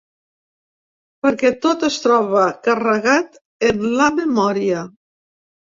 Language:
Catalan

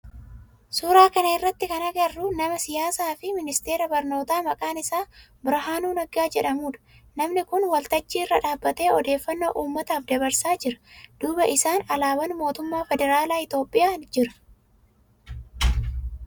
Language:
Oromo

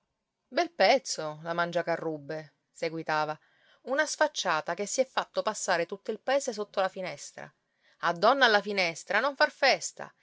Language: Italian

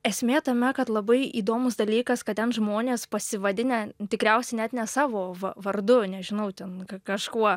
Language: Lithuanian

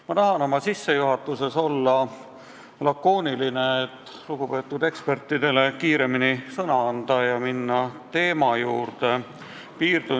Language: Estonian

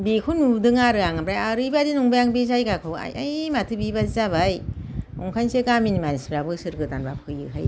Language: Bodo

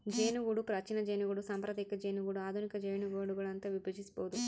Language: Kannada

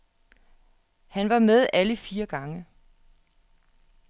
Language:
Danish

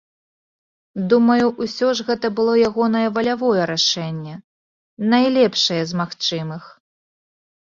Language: Belarusian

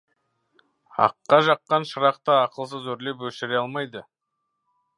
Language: Kazakh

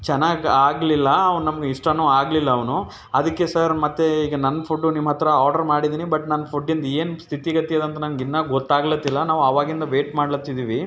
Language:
Kannada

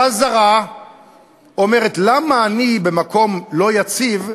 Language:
Hebrew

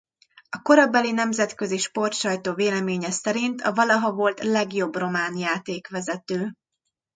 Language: Hungarian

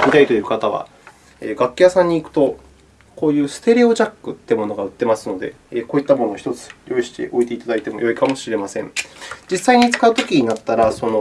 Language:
Japanese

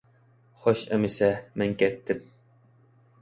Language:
Uyghur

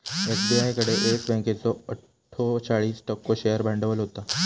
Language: Marathi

